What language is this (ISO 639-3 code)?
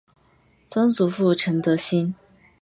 zho